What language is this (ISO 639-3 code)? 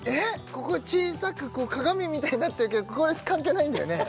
jpn